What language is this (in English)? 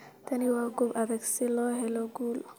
Somali